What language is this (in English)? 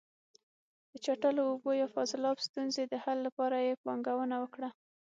Pashto